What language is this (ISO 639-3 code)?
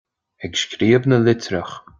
gle